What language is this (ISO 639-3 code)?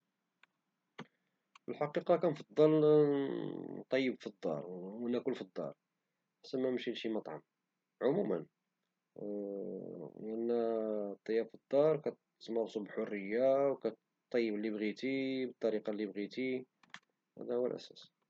ary